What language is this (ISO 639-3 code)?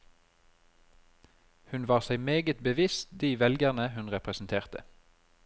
nor